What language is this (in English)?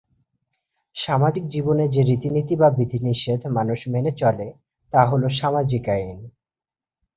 Bangla